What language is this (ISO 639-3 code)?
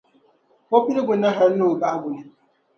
dag